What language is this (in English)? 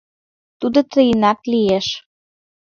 Mari